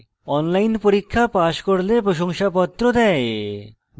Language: Bangla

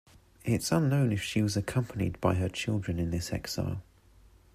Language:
English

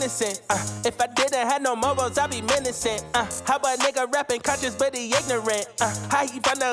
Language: Italian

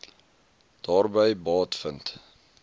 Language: Afrikaans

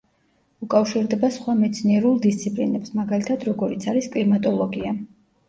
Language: Georgian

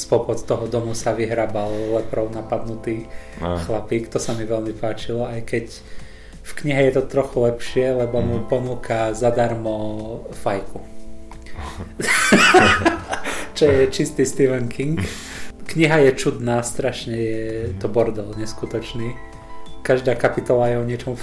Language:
Slovak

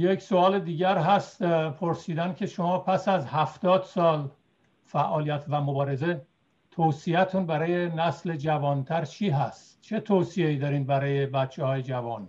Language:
Persian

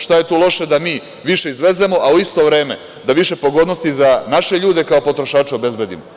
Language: Serbian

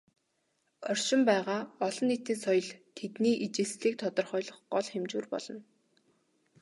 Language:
Mongolian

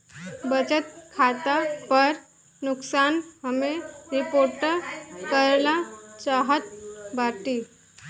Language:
Bhojpuri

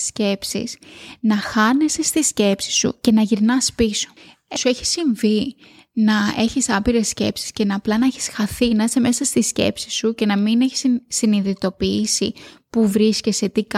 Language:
Greek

